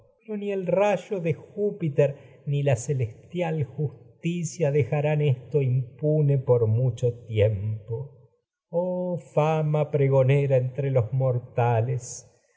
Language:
Spanish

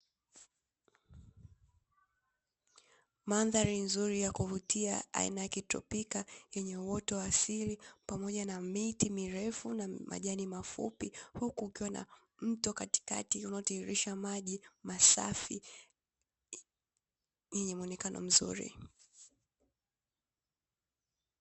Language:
Swahili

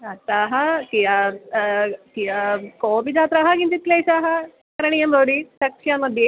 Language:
Sanskrit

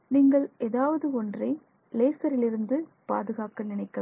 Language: Tamil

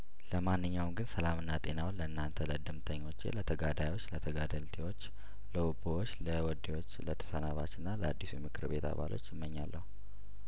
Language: Amharic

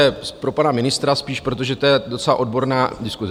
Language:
Czech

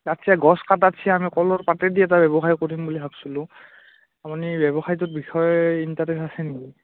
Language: Assamese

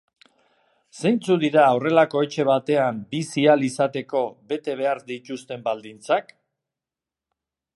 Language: Basque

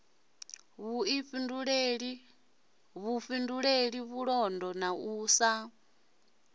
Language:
Venda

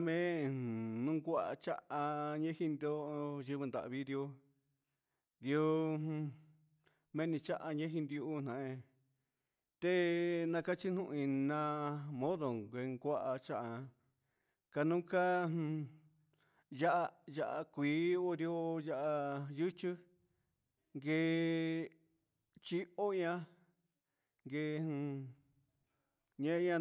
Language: Huitepec Mixtec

